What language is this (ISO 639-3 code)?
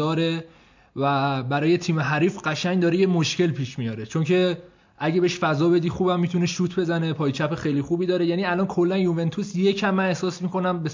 fas